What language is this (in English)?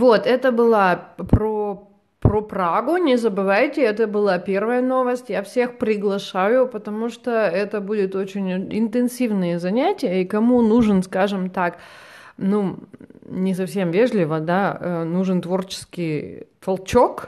Russian